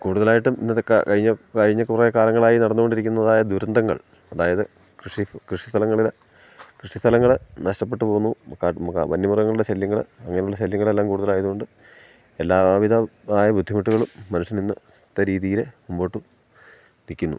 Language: Malayalam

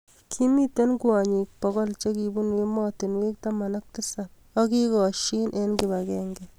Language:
Kalenjin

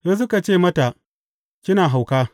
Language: Hausa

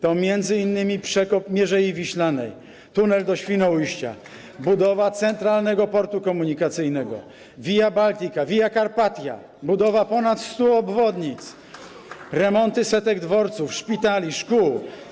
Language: Polish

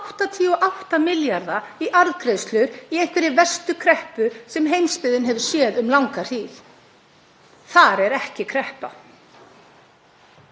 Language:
Icelandic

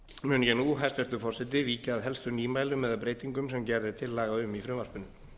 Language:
Icelandic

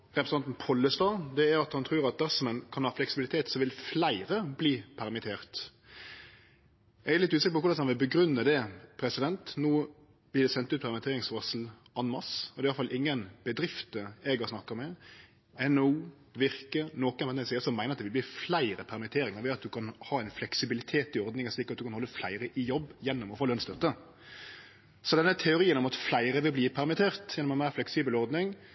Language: Norwegian Nynorsk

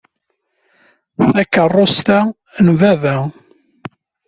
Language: Kabyle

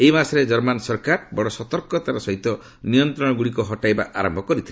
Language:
Odia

